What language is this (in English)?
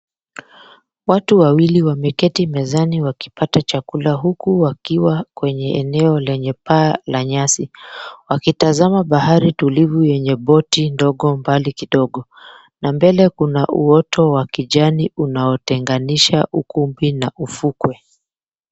Swahili